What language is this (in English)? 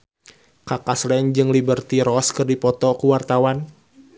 Sundanese